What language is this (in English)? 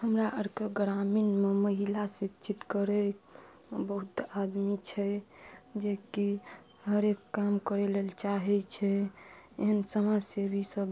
Maithili